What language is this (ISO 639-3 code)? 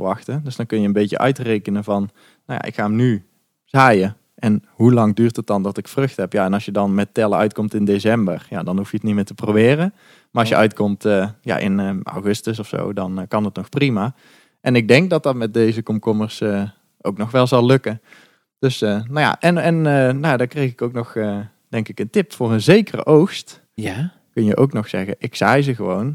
nld